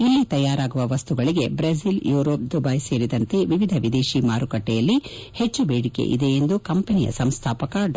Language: Kannada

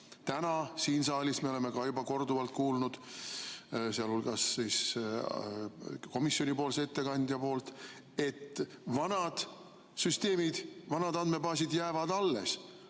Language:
Estonian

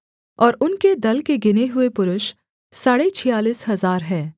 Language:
Hindi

